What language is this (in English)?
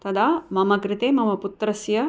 Sanskrit